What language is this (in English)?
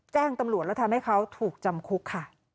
Thai